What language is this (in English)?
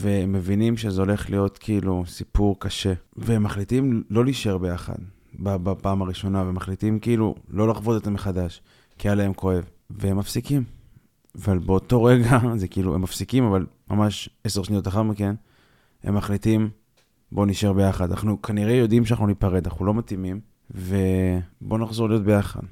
Hebrew